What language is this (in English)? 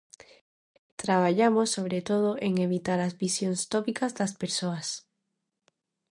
Galician